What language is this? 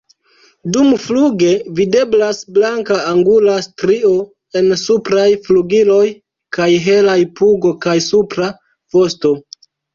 Esperanto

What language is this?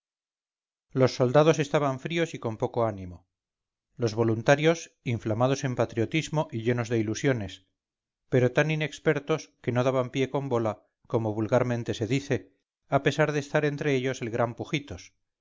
Spanish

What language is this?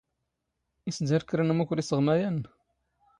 Standard Moroccan Tamazight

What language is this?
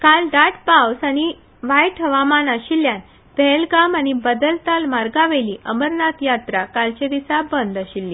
Konkani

